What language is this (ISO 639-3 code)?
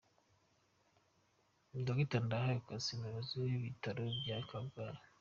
kin